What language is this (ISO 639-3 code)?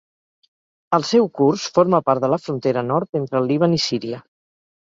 cat